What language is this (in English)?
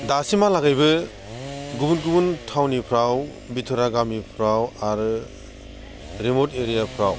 Bodo